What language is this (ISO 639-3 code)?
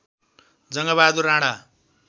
nep